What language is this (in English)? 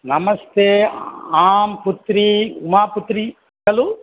Sanskrit